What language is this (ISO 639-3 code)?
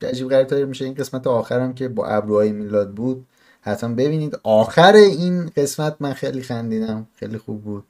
fas